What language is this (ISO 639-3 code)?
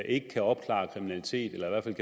dan